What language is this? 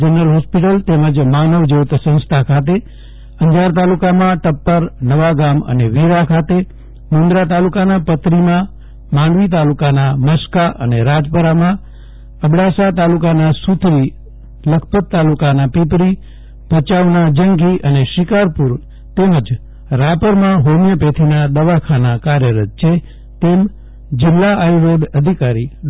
Gujarati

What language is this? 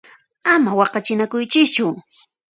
Puno Quechua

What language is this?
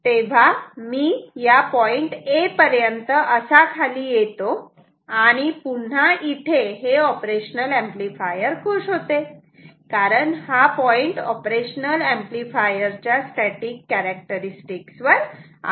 Marathi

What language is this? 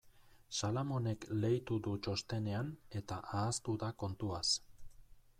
Basque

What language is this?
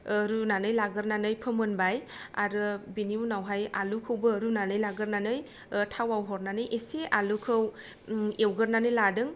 Bodo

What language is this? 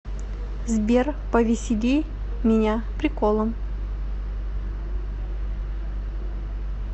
Russian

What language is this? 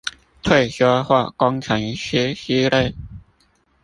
Chinese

